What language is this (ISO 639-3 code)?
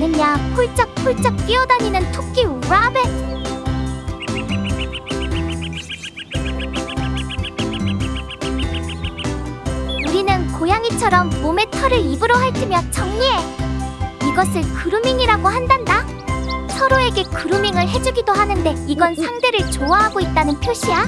kor